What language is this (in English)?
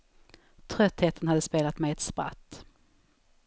Swedish